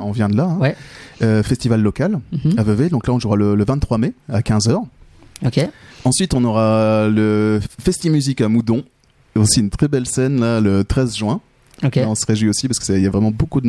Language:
French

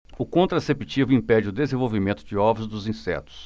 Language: Portuguese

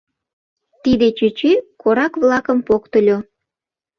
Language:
Mari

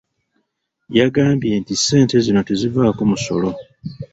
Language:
Ganda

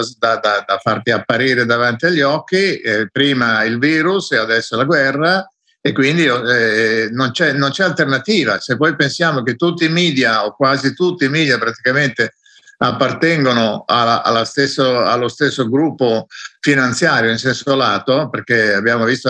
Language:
Italian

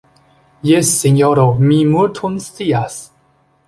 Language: Esperanto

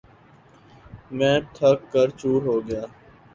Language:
Urdu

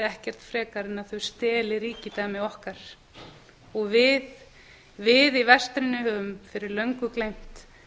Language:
Icelandic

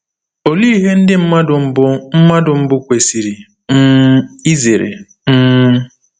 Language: Igbo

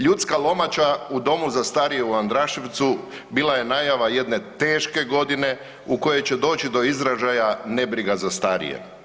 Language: Croatian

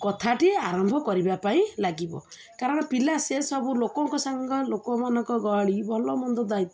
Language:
Odia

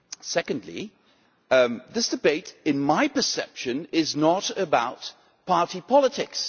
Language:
English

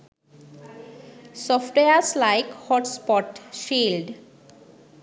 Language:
Sinhala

